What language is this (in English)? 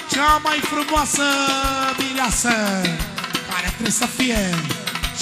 Romanian